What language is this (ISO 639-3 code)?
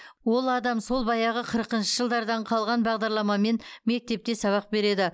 kaz